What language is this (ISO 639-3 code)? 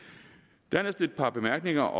dan